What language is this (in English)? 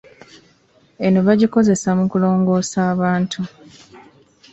Ganda